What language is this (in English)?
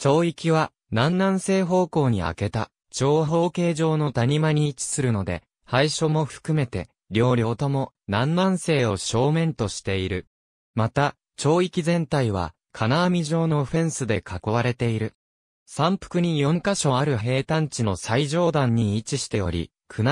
Japanese